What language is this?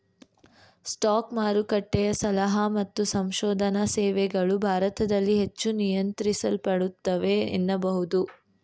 Kannada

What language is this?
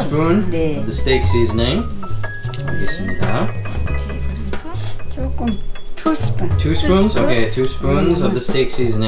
Korean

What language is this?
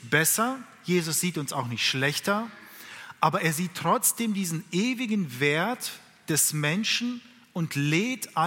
German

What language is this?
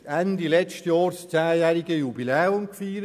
Swiss German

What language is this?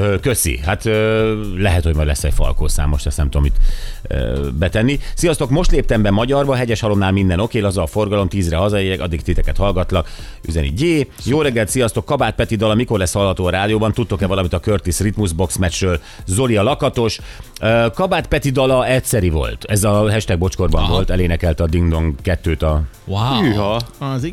Hungarian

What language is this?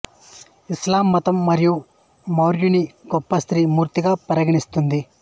Telugu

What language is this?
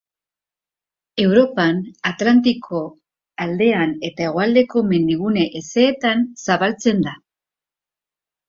Basque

